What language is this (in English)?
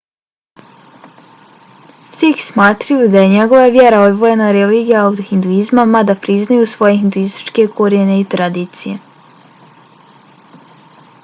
Bosnian